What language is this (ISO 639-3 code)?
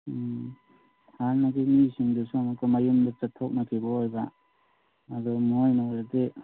mni